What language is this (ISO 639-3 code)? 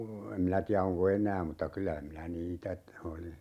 fin